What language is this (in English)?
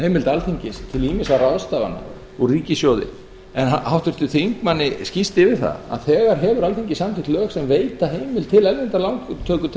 Icelandic